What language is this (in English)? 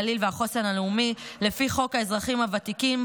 Hebrew